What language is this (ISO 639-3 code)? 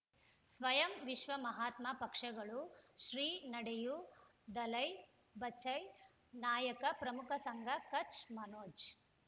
kan